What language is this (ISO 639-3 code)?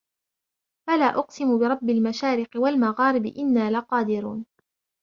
ara